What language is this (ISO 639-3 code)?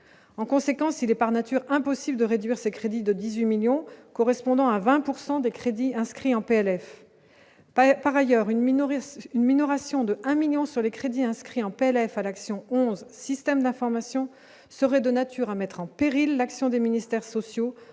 fra